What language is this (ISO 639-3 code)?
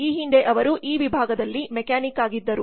kan